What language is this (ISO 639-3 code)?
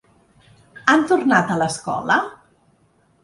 cat